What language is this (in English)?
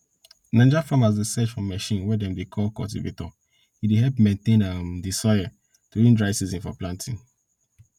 Nigerian Pidgin